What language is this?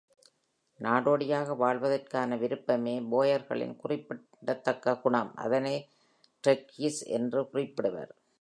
Tamil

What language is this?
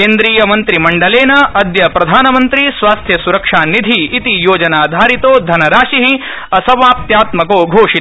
Sanskrit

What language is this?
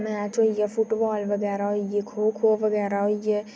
Dogri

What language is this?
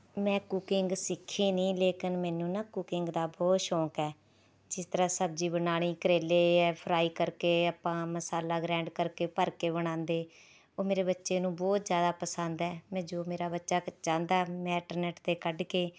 Punjabi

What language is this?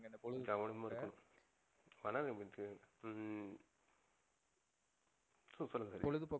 Tamil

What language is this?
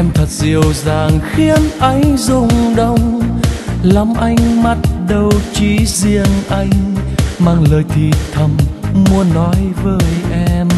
Vietnamese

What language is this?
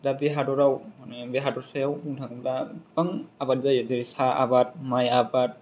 Bodo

